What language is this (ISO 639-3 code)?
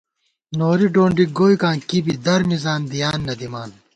gwt